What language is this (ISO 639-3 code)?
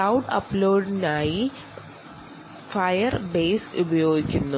mal